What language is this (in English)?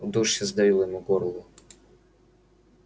Russian